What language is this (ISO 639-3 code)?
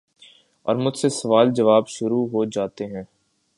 urd